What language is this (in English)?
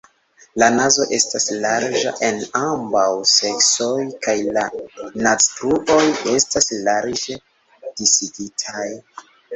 Esperanto